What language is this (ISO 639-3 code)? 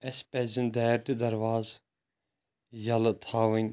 kas